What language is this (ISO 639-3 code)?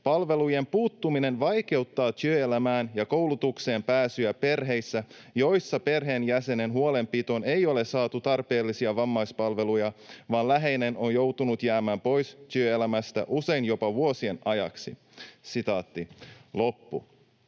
fin